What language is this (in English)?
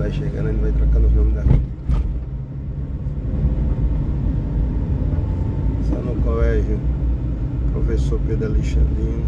Portuguese